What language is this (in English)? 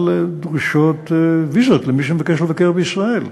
Hebrew